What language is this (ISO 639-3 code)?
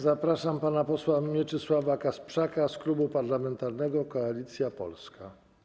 pol